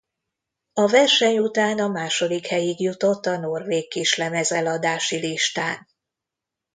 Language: Hungarian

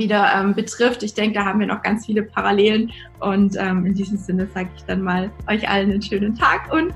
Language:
German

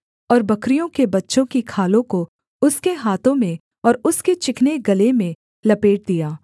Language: Hindi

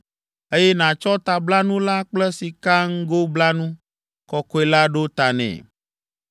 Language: Ewe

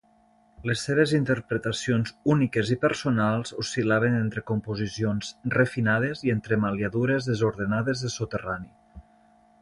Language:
Catalan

